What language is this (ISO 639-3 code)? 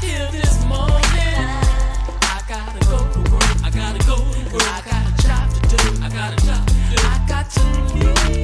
eng